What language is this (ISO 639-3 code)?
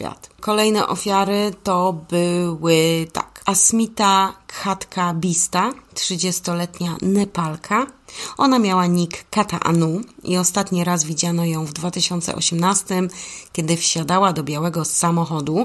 pol